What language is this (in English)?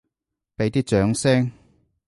Cantonese